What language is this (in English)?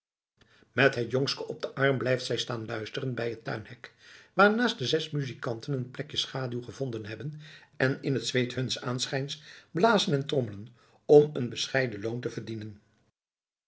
Dutch